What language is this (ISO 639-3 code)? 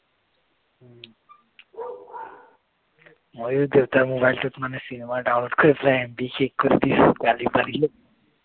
asm